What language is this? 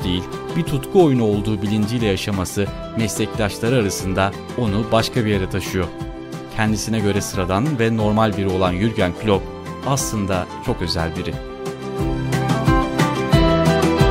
Turkish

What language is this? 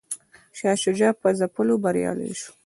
Pashto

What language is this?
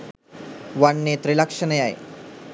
Sinhala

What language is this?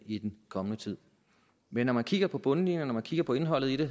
Danish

